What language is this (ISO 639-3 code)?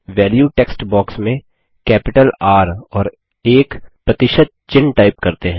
hin